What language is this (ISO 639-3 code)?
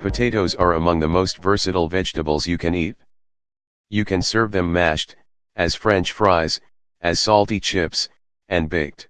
eng